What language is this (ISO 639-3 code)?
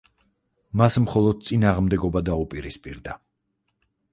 kat